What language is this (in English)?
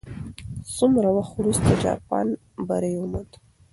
Pashto